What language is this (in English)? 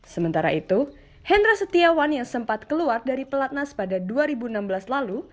Indonesian